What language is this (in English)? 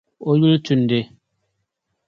Dagbani